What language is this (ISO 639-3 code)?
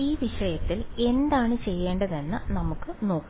mal